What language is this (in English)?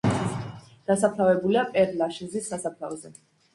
Georgian